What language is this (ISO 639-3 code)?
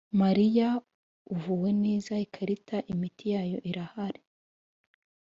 kin